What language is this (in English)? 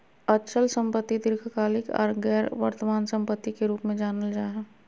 Magahi